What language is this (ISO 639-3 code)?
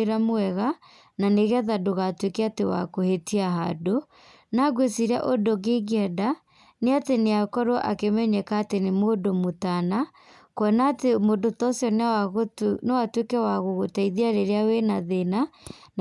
kik